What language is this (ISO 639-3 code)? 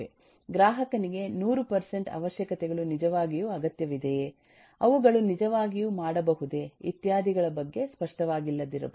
kan